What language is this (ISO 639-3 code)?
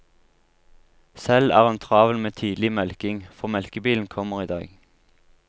nor